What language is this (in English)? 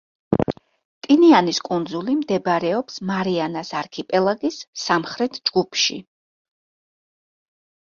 Georgian